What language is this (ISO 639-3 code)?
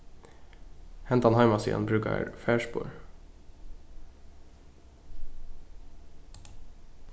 fao